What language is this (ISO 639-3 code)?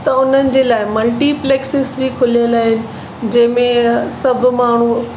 snd